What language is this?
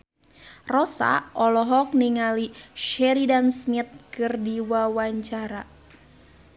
Sundanese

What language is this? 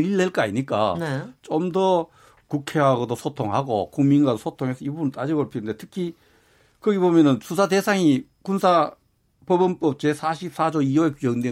Korean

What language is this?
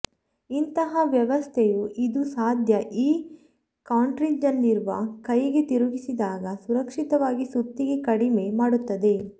Kannada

